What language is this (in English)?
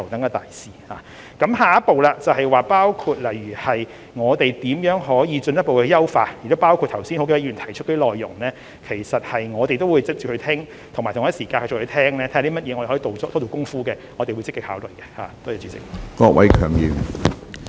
Cantonese